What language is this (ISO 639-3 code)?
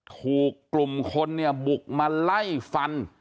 tha